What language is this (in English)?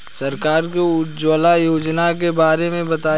Bhojpuri